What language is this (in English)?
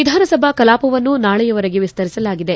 Kannada